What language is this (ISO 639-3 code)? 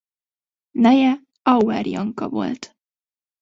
hun